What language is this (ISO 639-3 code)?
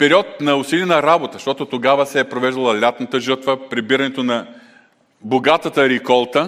bul